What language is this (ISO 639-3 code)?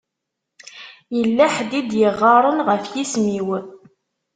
kab